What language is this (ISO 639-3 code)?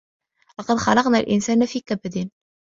ara